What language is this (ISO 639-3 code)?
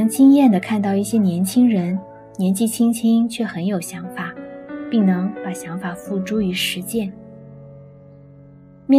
zho